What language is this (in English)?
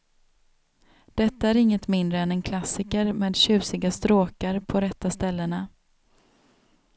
Swedish